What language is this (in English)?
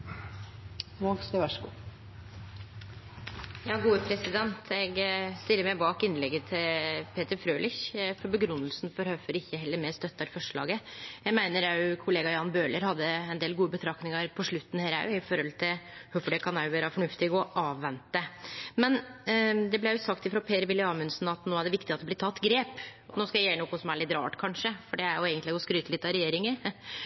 Norwegian